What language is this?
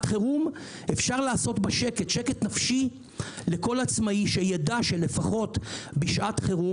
Hebrew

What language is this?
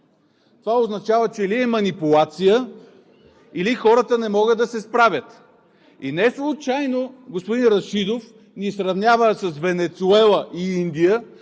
Bulgarian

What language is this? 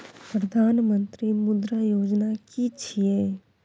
Maithili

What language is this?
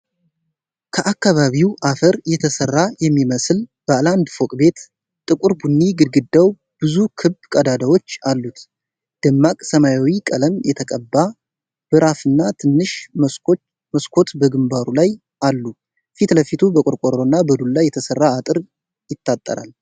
Amharic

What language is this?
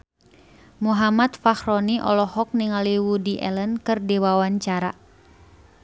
Sundanese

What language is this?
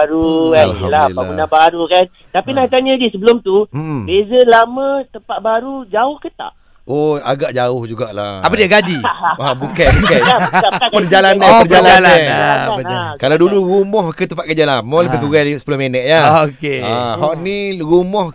Malay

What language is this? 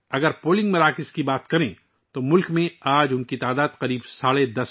Urdu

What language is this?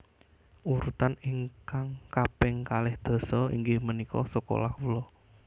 Javanese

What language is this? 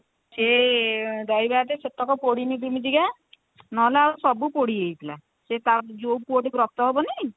Odia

